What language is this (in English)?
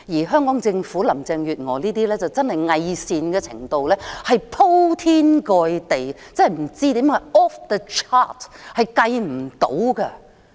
Cantonese